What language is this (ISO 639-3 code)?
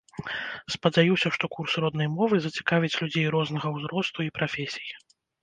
bel